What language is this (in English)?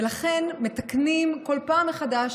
Hebrew